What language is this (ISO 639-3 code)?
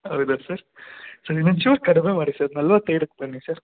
kan